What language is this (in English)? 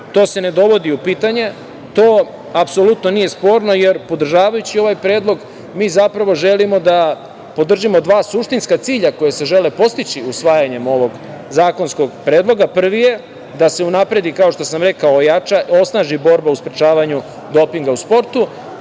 Serbian